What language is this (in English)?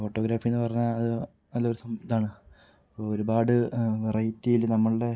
Malayalam